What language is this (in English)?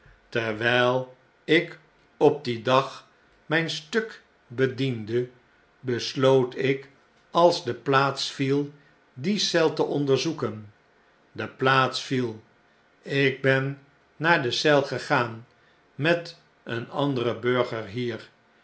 Dutch